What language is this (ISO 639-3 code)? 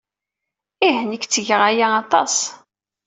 kab